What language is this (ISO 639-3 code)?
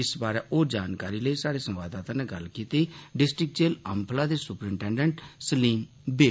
doi